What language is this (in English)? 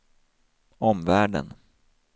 Swedish